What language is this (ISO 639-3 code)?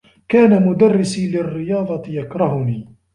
ara